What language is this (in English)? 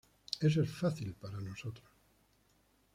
Spanish